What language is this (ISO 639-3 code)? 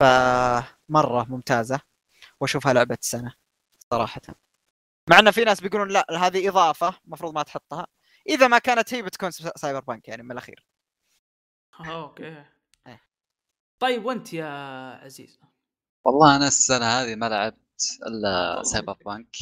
ara